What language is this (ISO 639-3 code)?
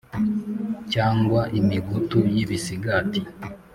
kin